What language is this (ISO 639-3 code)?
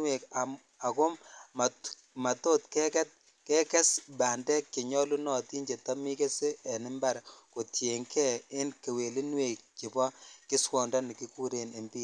kln